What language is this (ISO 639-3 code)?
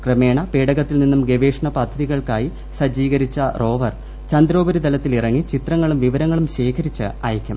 mal